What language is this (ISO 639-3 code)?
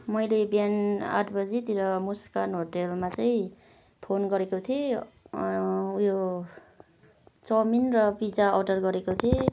nep